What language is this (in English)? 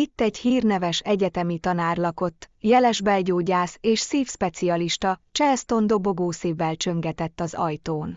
Hungarian